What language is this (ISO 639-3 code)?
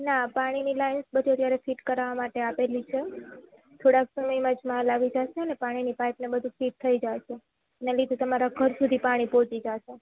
guj